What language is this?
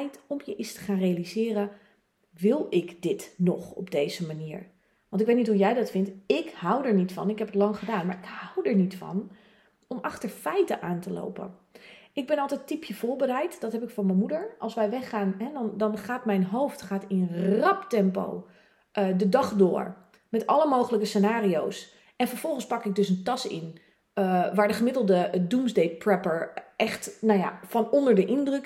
Dutch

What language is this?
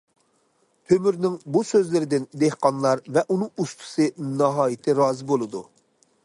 Uyghur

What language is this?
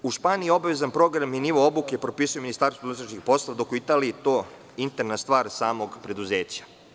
Serbian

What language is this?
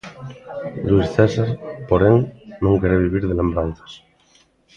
Galician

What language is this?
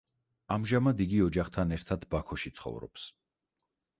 Georgian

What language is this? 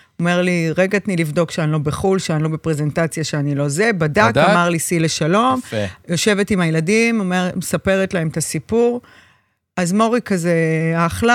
Hebrew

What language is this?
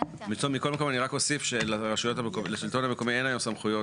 Hebrew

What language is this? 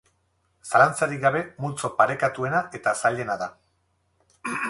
Basque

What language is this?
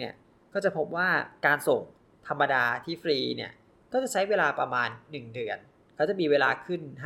Thai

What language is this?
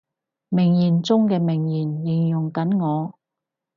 Cantonese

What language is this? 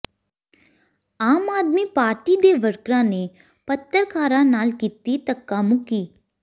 Punjabi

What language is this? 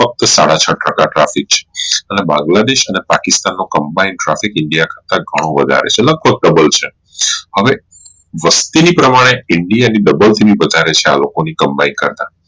Gujarati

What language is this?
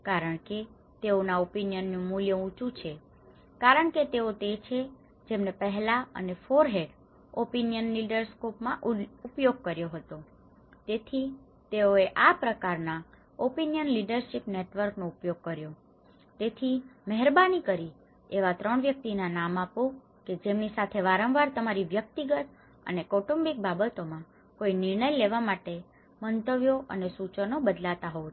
Gujarati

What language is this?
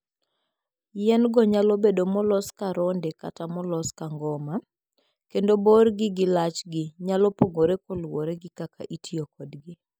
Luo (Kenya and Tanzania)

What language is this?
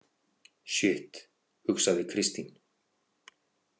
Icelandic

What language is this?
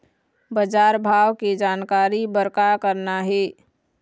Chhattisgarhi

